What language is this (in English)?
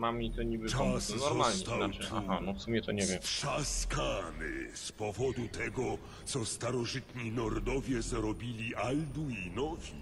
Polish